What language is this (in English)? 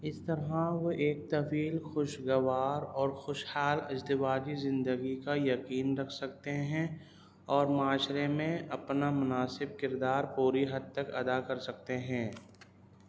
Urdu